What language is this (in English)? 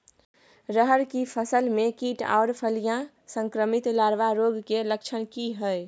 Maithili